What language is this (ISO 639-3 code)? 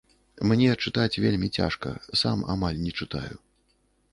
bel